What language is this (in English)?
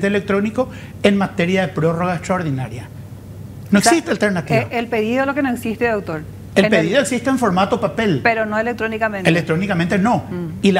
Spanish